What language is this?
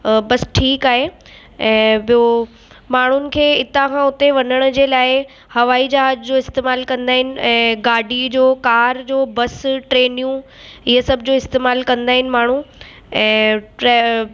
Sindhi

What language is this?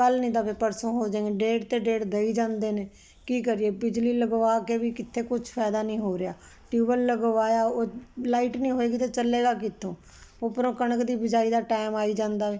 Punjabi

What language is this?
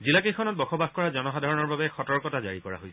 Assamese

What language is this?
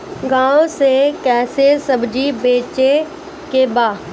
Bhojpuri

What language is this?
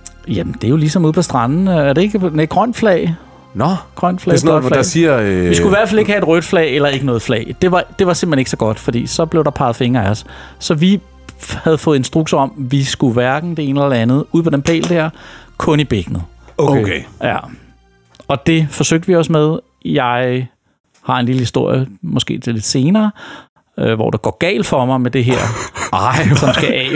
Danish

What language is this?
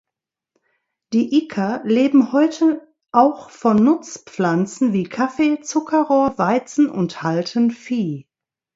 German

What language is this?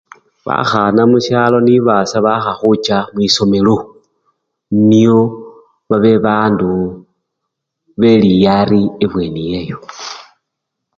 Luyia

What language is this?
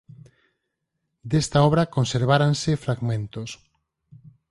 Galician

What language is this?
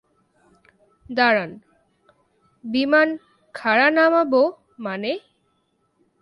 Bangla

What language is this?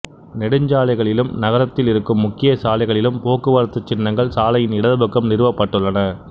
Tamil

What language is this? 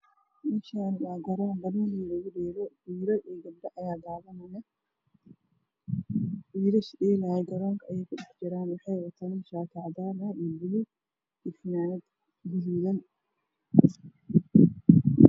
Somali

